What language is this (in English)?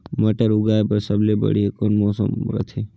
Chhattisgarhi